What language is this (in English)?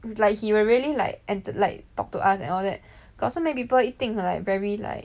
English